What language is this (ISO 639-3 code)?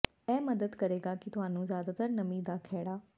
pan